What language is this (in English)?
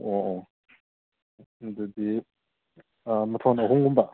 Manipuri